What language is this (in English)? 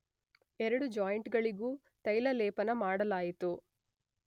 Kannada